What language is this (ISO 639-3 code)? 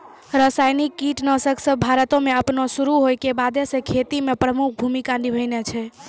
mai